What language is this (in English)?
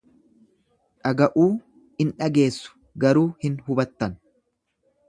Oromo